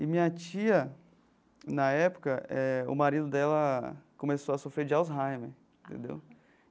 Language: Portuguese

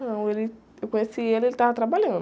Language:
Portuguese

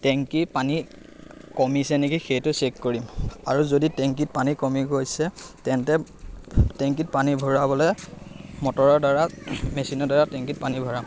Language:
Assamese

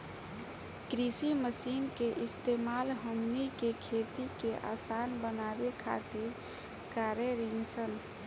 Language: Bhojpuri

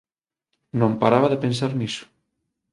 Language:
Galician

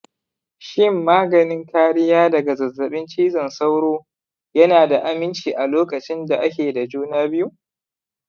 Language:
Hausa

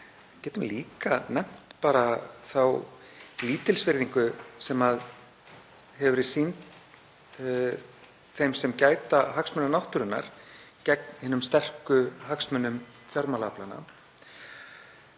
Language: Icelandic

